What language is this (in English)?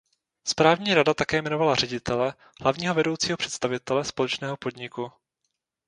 Czech